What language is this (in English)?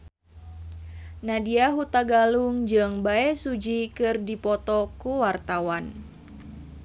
Sundanese